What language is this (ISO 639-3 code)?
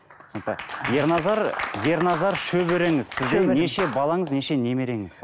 kaz